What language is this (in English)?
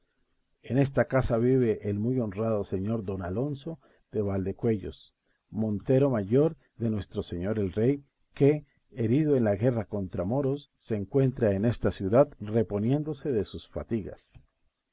Spanish